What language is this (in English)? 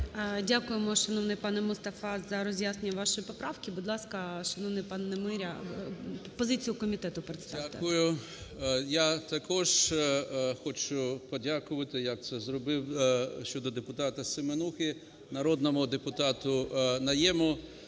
Ukrainian